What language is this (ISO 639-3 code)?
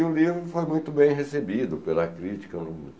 por